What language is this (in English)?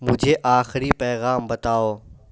Urdu